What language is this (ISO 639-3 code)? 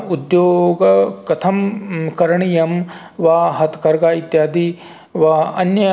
san